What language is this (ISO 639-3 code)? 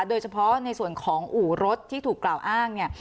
tha